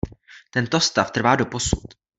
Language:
Czech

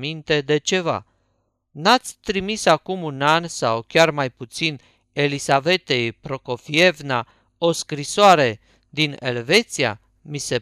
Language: Romanian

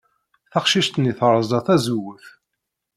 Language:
Kabyle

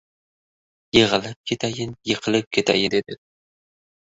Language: Uzbek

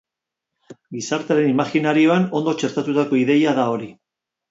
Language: Basque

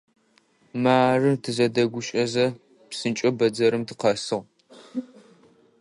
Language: Adyghe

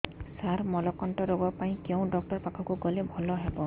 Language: Odia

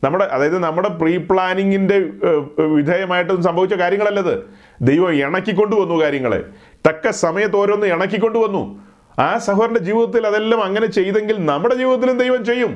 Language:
Malayalam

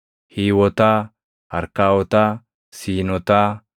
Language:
Oromo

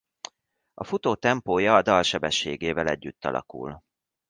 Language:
Hungarian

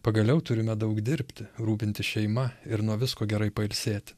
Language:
Lithuanian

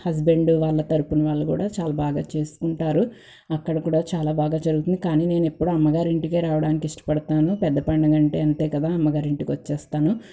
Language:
Telugu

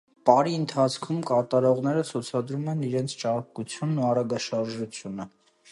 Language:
Armenian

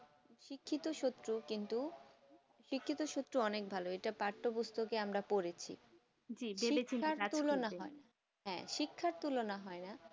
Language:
Bangla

